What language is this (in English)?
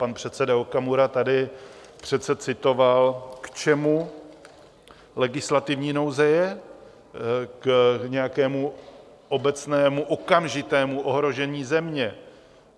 Czech